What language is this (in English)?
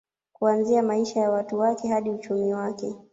Swahili